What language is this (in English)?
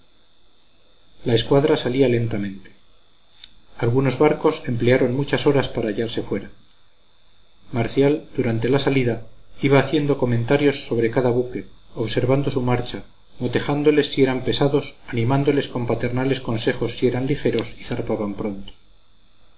Spanish